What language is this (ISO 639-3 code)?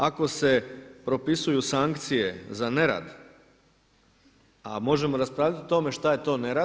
hrv